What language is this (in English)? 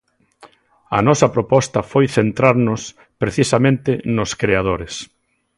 Galician